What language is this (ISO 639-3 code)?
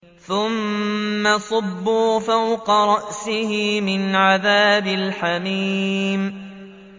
ara